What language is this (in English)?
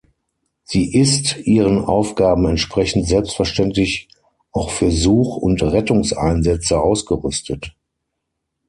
German